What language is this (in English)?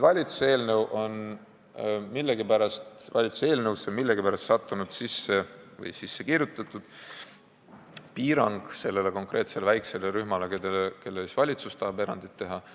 Estonian